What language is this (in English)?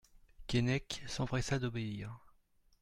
French